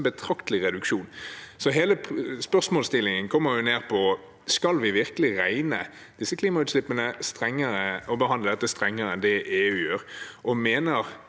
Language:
Norwegian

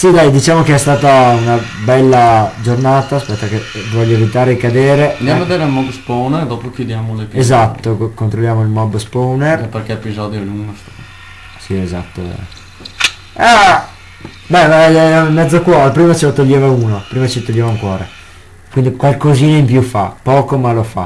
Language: Italian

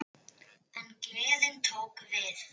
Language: Icelandic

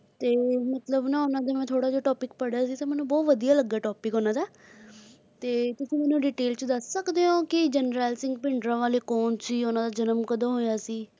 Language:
Punjabi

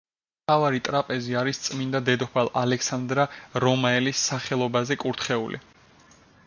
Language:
Georgian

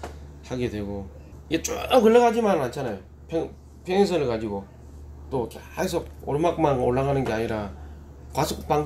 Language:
Korean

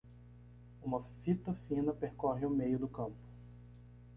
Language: Portuguese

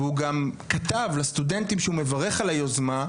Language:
Hebrew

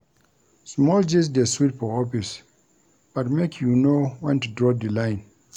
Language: Nigerian Pidgin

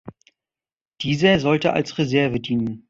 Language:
German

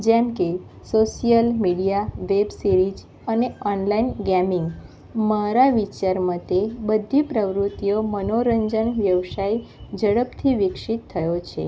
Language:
Gujarati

